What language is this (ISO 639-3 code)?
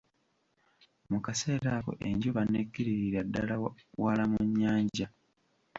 lug